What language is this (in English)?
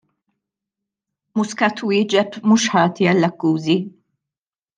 Maltese